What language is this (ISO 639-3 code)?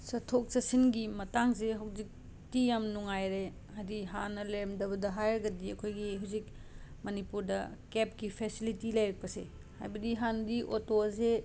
mni